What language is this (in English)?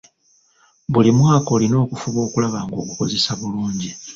Ganda